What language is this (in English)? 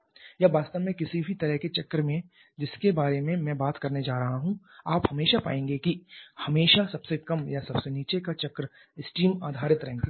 Hindi